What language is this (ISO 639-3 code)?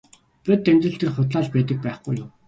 mon